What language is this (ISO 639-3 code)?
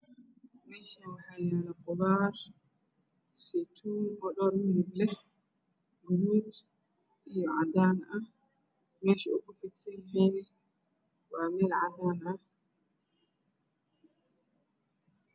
som